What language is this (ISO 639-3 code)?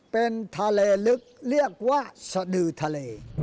tha